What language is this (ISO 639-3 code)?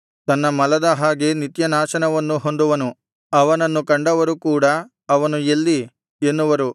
kan